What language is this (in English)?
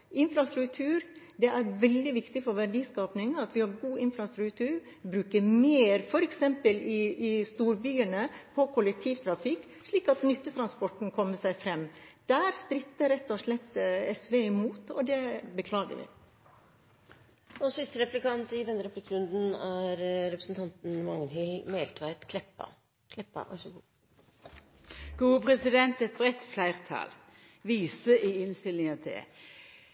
Norwegian